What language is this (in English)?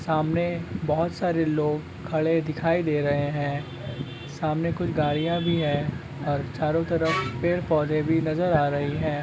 Magahi